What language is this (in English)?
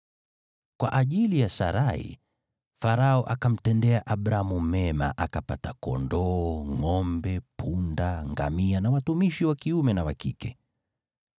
Swahili